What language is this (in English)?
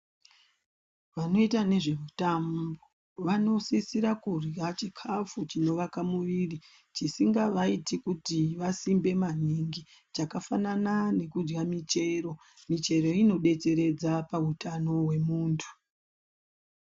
Ndau